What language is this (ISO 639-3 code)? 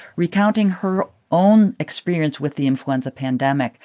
eng